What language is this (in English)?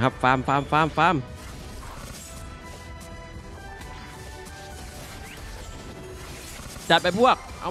Thai